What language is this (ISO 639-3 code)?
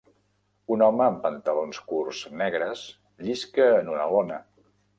cat